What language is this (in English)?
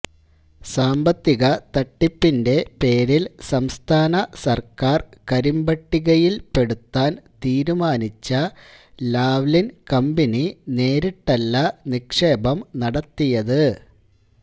Malayalam